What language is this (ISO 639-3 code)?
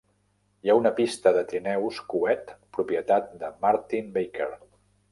cat